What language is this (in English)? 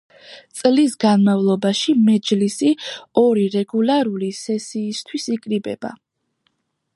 Georgian